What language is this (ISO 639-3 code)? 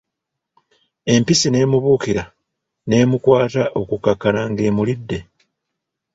lug